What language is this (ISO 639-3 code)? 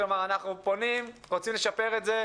heb